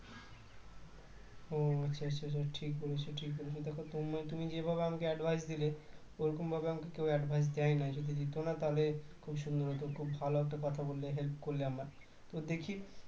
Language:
Bangla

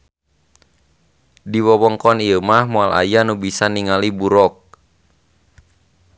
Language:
Sundanese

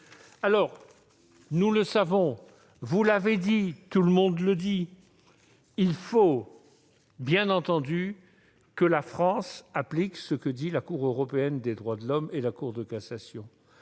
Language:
French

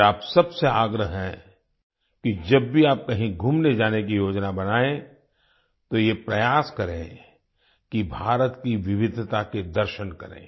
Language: Hindi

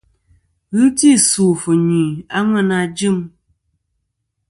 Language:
Kom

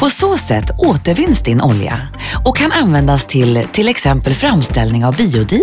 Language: Swedish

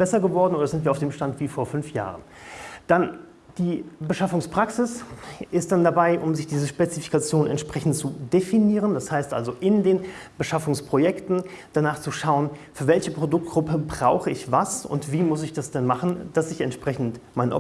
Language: German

